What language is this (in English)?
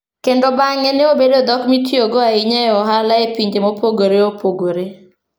Luo (Kenya and Tanzania)